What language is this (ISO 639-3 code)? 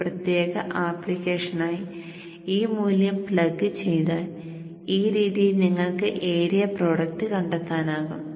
mal